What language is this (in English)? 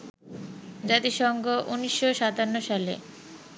Bangla